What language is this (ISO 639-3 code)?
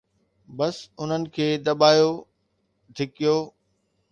snd